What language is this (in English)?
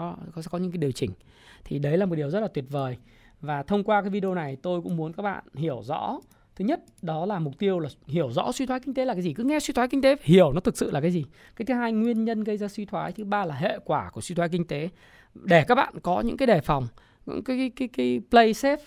Vietnamese